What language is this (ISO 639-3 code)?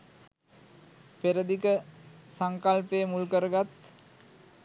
sin